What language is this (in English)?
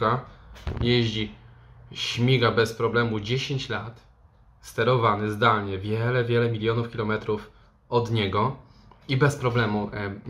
Polish